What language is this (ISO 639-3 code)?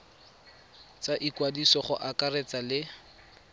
tsn